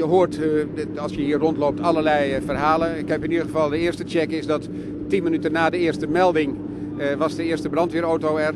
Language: Dutch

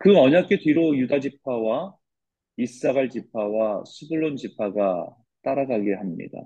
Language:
Korean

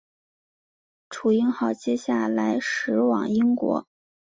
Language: Chinese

